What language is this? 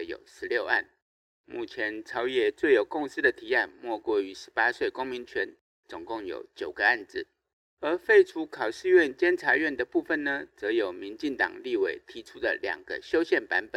Chinese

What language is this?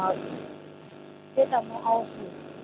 Nepali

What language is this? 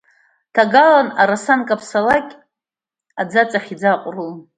Abkhazian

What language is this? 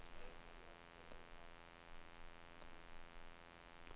Danish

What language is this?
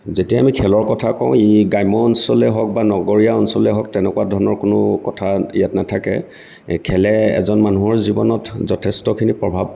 Assamese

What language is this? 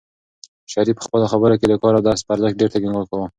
Pashto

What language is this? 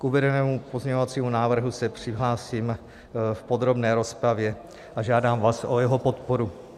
Czech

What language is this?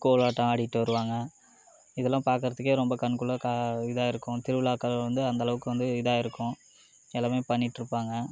Tamil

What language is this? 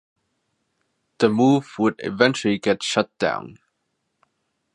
English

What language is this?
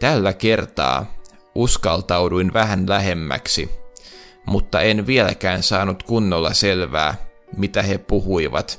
Finnish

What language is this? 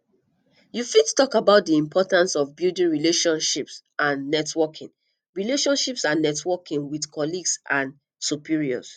Nigerian Pidgin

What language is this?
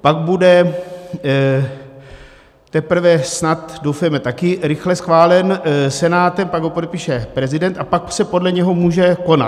Czech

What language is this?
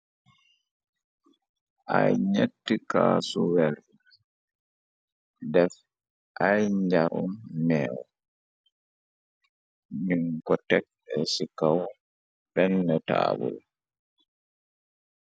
Wolof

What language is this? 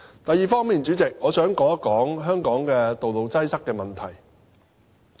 Cantonese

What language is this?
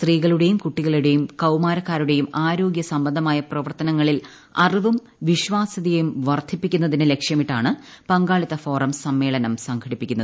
Malayalam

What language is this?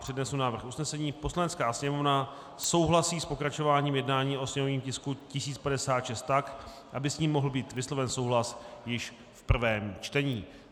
Czech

